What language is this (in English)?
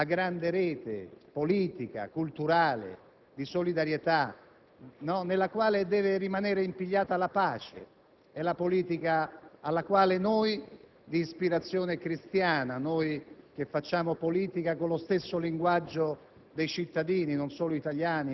Italian